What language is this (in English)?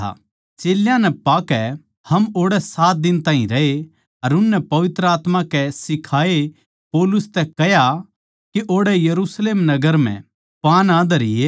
Haryanvi